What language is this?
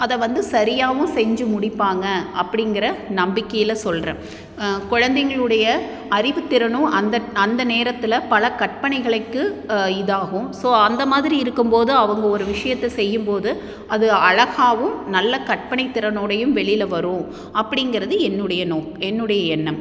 Tamil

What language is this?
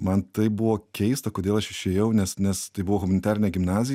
Lithuanian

